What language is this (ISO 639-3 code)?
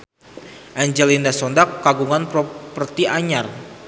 sun